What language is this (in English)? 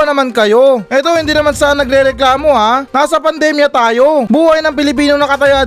Filipino